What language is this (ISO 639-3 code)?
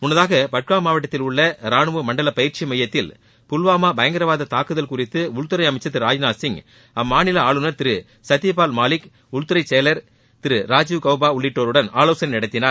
tam